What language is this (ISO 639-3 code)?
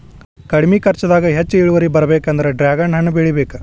kan